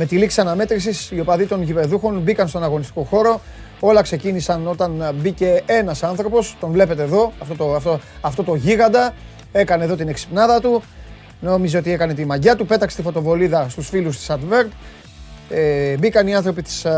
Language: Greek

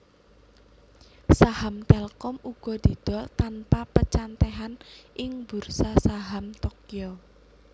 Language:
Javanese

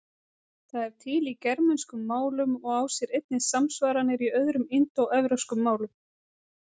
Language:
Icelandic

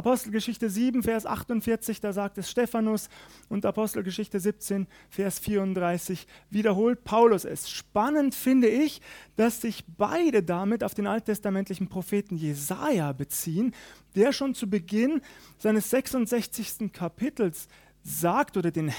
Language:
German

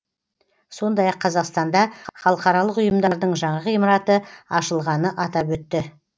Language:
Kazakh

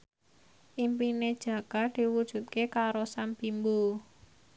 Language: Javanese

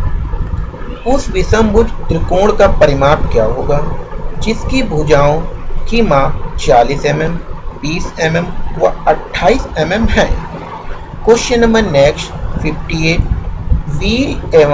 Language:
Hindi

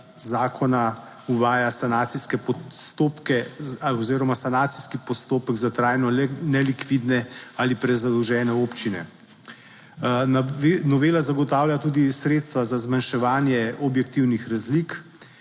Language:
Slovenian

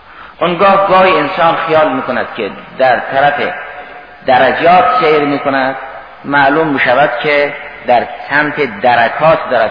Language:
Persian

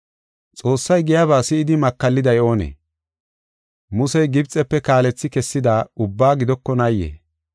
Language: Gofa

